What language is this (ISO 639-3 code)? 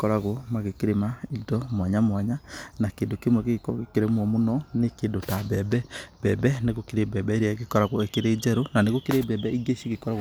kik